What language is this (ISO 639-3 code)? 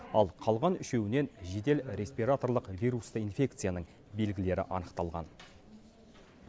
kaz